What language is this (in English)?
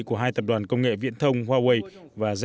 Vietnamese